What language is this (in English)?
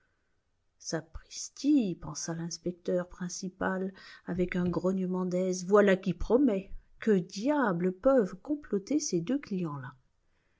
French